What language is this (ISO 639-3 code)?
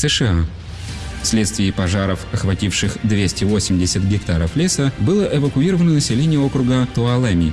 rus